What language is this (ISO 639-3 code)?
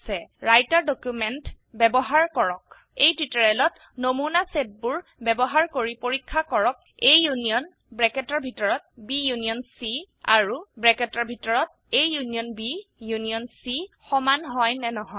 asm